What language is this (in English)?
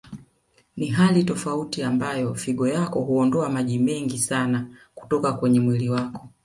Swahili